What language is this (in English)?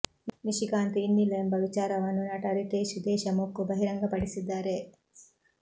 Kannada